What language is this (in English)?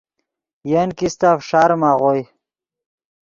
Yidgha